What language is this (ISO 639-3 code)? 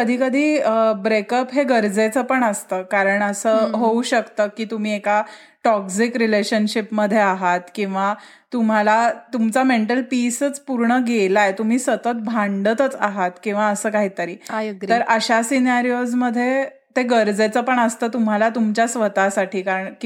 mar